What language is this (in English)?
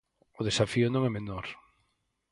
Galician